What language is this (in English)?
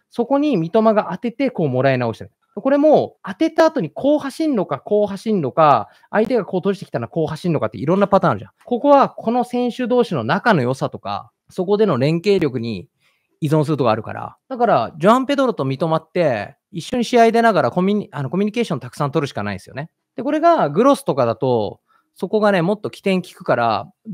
Japanese